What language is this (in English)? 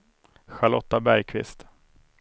Swedish